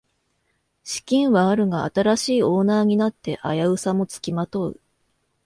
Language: Japanese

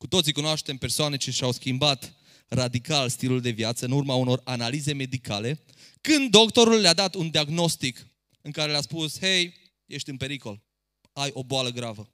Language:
Romanian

